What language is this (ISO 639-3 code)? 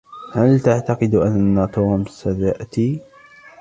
ara